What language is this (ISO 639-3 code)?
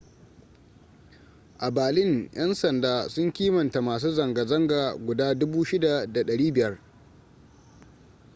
hau